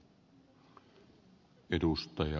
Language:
Finnish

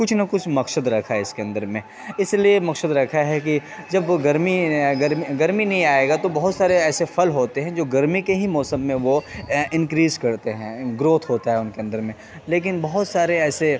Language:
Urdu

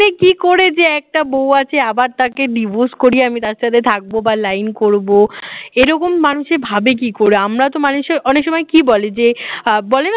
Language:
Bangla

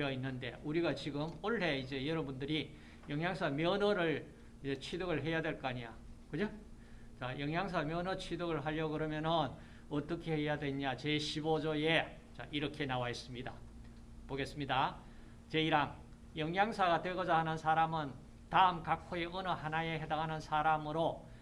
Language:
Korean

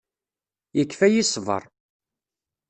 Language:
Kabyle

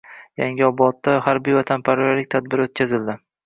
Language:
Uzbek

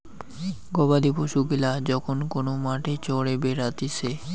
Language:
Bangla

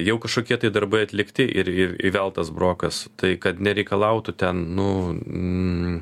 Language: Lithuanian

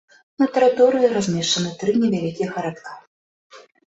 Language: Belarusian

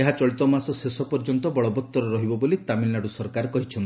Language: Odia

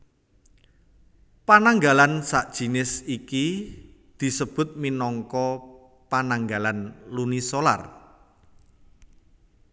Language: Javanese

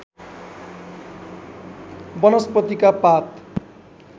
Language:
Nepali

